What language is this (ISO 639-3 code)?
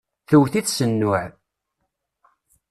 kab